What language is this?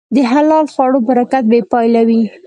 Pashto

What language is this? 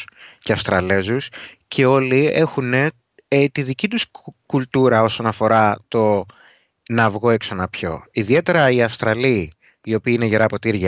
Greek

